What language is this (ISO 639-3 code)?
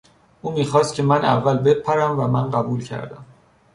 fas